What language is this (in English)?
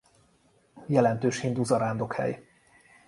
Hungarian